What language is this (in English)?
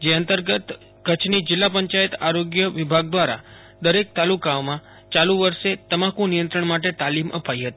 Gujarati